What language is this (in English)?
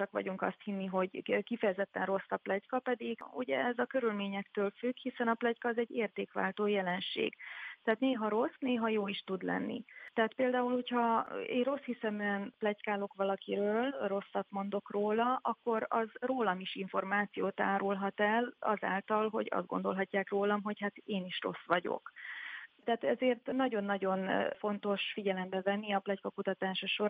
Hungarian